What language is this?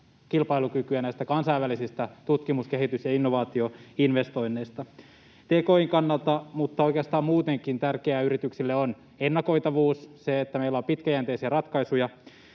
Finnish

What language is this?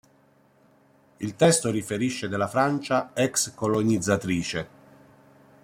Italian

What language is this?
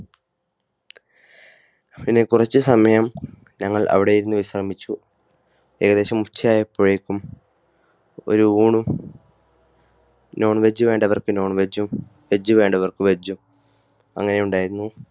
Malayalam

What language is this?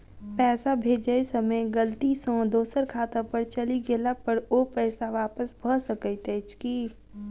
Maithili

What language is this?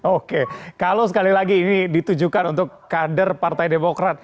Indonesian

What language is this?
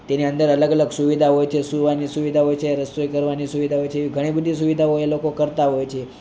Gujarati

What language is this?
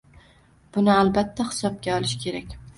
Uzbek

